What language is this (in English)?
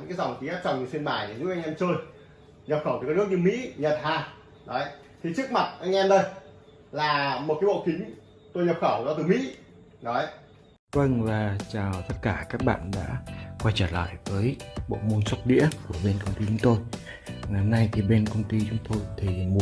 Vietnamese